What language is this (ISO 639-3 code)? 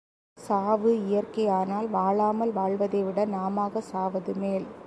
tam